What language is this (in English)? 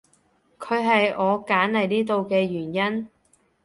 Cantonese